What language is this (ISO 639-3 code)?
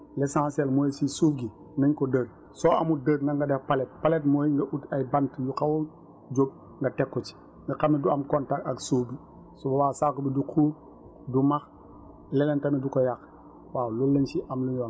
wol